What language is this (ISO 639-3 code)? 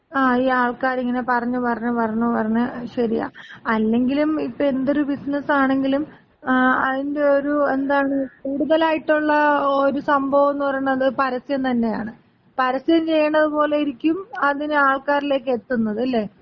mal